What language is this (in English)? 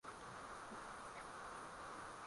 Swahili